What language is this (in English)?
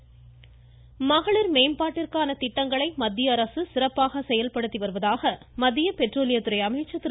Tamil